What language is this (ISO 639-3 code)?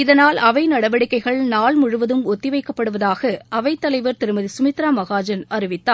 tam